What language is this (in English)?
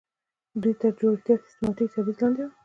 Pashto